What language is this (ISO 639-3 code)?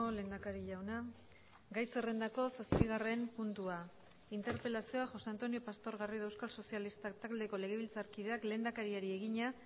eus